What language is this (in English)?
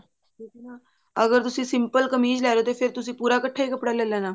Punjabi